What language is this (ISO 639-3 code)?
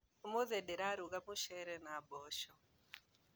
kik